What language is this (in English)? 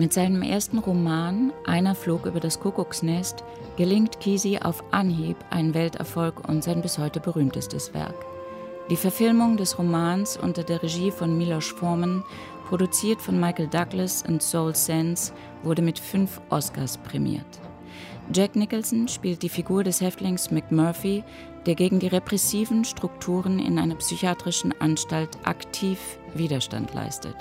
German